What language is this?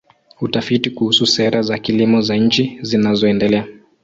Swahili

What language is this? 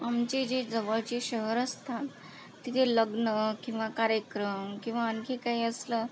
Marathi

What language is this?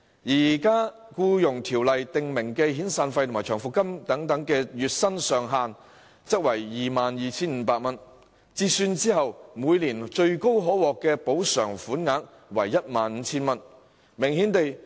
Cantonese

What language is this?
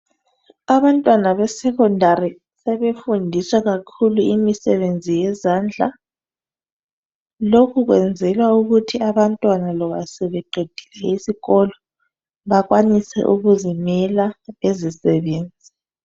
North Ndebele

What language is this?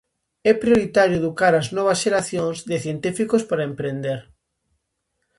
Galician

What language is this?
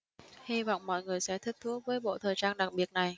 Vietnamese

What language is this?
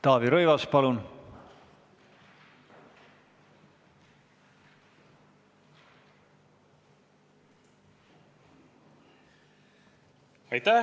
Estonian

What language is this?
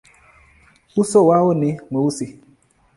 Swahili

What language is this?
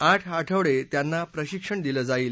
Marathi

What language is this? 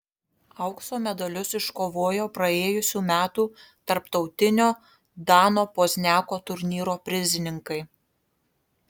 Lithuanian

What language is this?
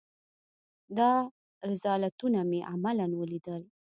Pashto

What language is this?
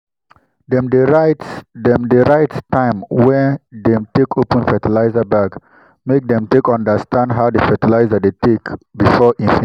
Nigerian Pidgin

